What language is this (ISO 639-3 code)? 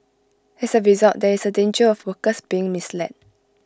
eng